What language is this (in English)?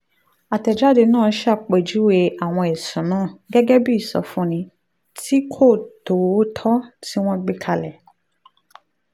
Yoruba